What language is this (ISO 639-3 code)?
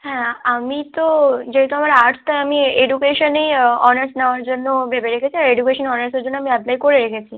ben